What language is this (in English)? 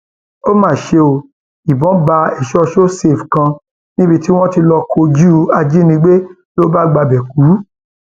Yoruba